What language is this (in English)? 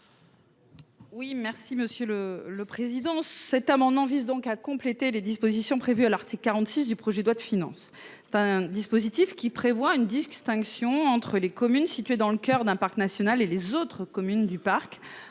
French